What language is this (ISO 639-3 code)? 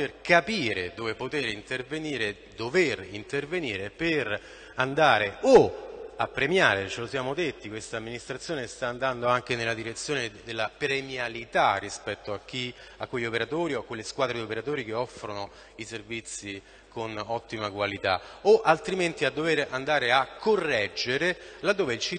ita